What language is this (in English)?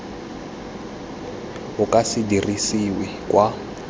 Tswana